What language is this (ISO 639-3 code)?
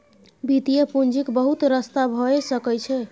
mai